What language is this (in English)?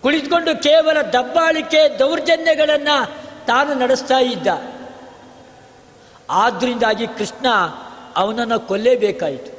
Kannada